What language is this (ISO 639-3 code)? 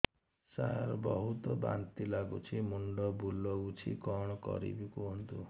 ori